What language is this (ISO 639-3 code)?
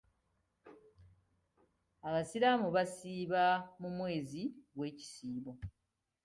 lug